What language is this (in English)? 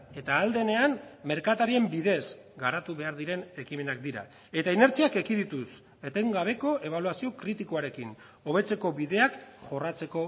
Basque